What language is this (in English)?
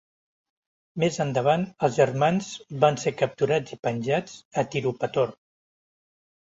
Catalan